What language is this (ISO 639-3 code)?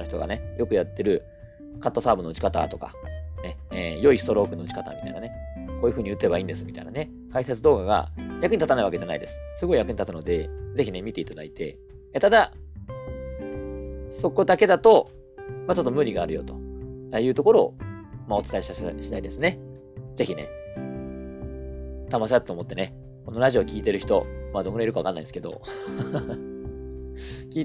jpn